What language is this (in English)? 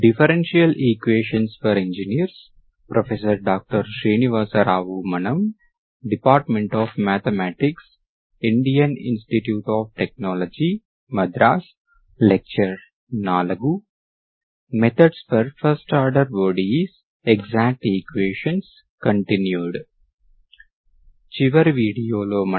Telugu